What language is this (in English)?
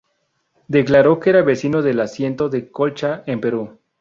Spanish